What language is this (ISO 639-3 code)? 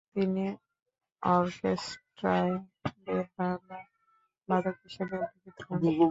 ben